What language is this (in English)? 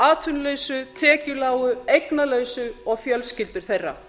Icelandic